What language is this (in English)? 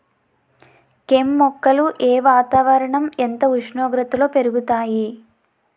Telugu